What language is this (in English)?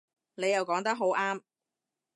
Cantonese